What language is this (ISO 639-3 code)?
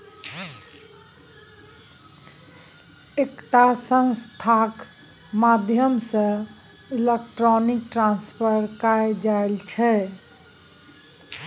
mai